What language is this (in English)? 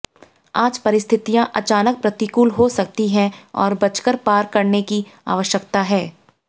Hindi